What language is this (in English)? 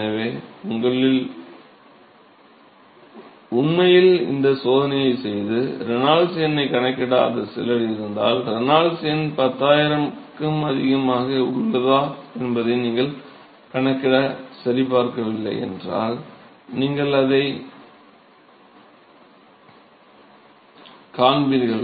Tamil